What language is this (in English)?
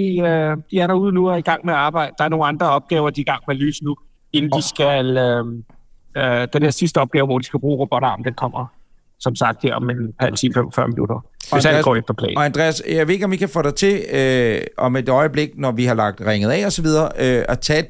Danish